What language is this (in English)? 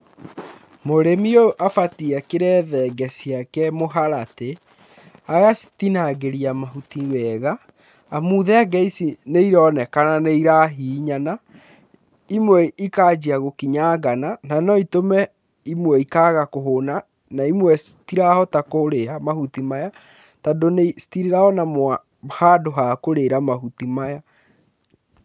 Kikuyu